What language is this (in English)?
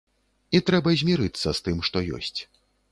Belarusian